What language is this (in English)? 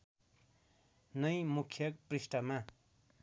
Nepali